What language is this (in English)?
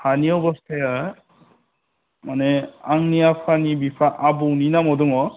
Bodo